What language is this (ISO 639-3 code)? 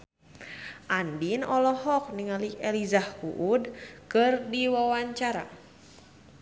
sun